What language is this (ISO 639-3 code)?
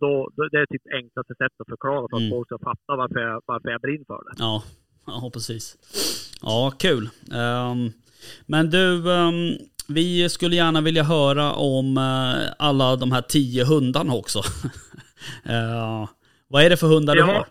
swe